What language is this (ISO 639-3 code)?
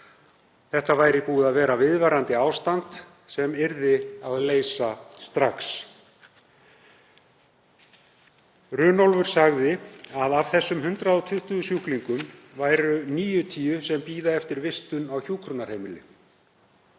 isl